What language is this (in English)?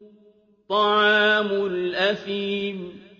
Arabic